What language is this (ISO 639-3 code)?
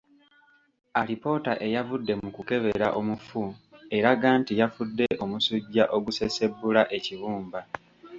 lug